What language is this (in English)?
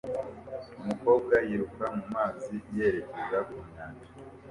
Kinyarwanda